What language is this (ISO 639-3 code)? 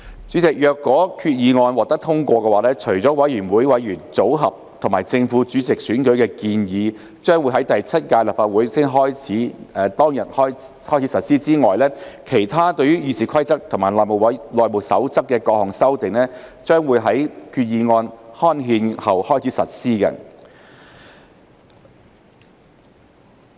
yue